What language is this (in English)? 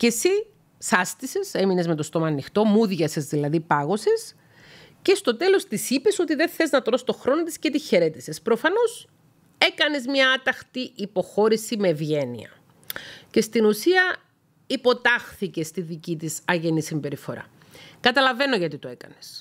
Greek